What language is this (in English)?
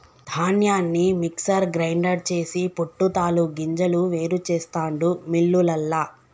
Telugu